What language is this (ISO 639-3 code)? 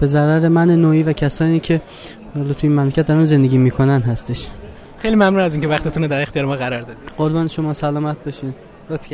fas